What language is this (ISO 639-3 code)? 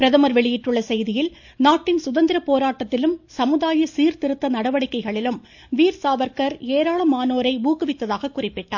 tam